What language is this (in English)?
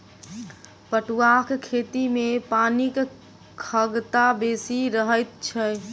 Maithili